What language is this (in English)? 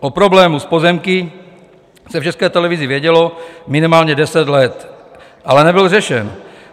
Czech